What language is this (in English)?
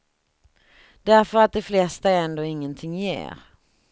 Swedish